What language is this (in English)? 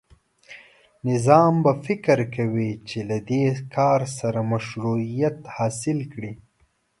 Pashto